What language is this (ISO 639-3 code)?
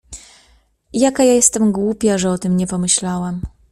pol